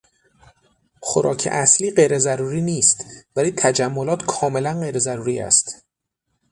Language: Persian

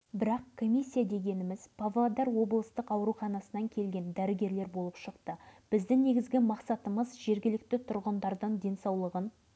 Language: Kazakh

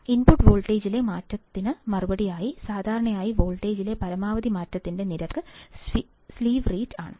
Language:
Malayalam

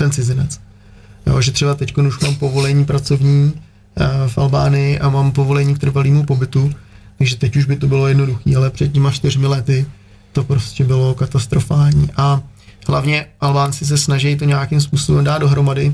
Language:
Czech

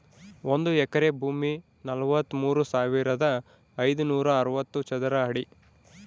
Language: Kannada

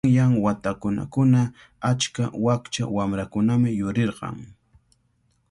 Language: Cajatambo North Lima Quechua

